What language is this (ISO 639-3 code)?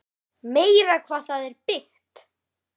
isl